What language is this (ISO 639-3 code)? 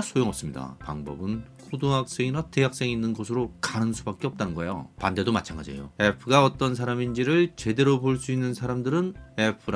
kor